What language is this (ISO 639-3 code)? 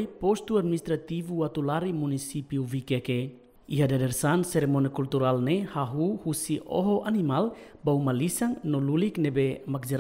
nld